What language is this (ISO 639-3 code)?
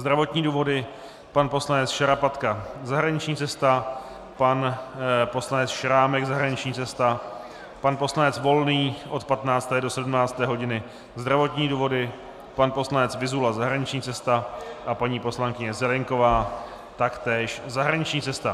ces